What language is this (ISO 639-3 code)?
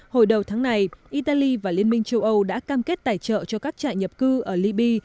vie